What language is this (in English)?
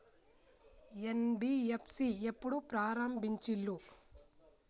Telugu